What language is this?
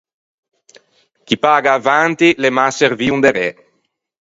Ligurian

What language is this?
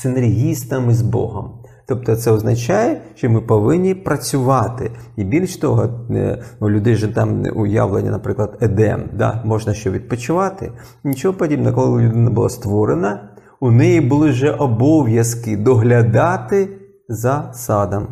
Ukrainian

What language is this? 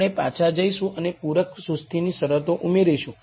Gujarati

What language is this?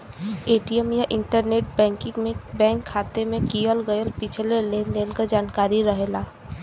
Bhojpuri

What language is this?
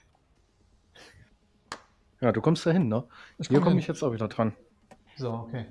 German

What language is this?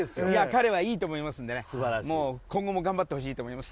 Japanese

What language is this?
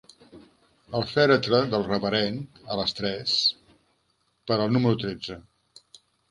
Catalan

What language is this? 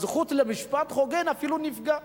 Hebrew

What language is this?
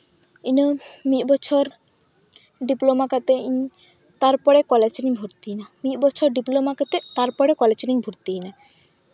Santali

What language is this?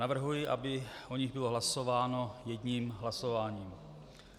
Czech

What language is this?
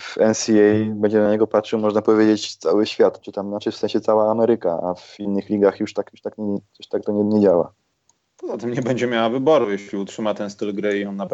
Polish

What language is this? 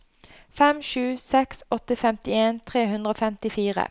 Norwegian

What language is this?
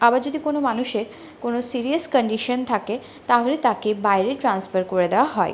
Bangla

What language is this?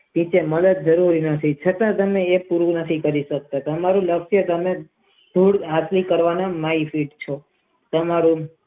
Gujarati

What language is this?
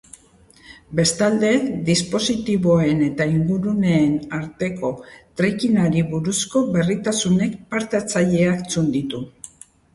Basque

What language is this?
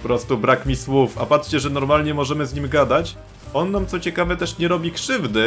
Polish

